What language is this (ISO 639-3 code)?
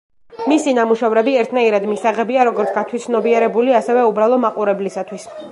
kat